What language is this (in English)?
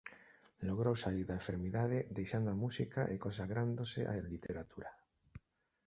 Galician